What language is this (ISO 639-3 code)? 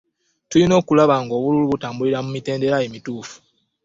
lug